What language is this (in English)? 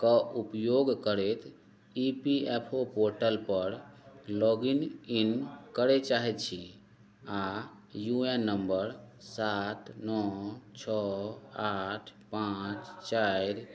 Maithili